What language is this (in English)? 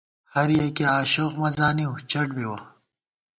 Gawar-Bati